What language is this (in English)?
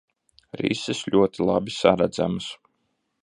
Latvian